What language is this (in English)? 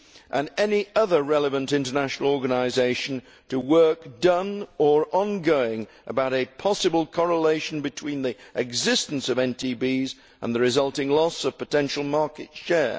English